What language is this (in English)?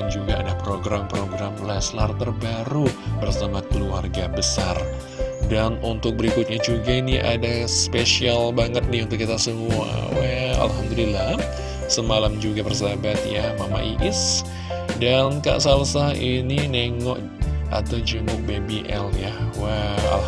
Indonesian